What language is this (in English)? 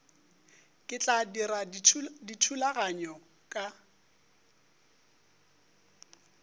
Northern Sotho